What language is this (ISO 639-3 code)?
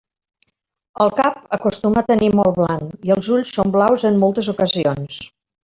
cat